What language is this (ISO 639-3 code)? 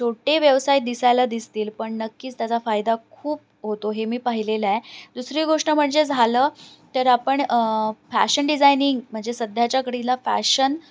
mar